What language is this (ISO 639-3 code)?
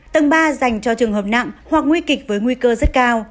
vie